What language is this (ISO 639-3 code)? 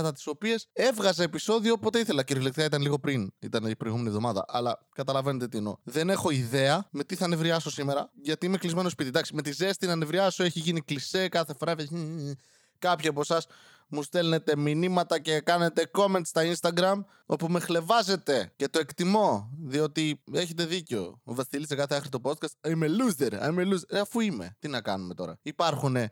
ell